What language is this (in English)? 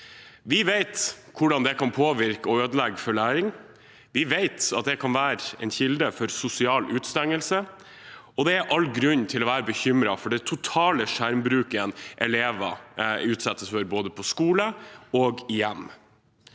Norwegian